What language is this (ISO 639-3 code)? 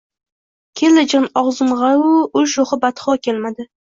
uzb